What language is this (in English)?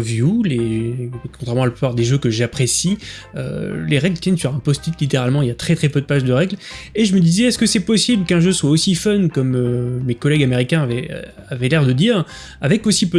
French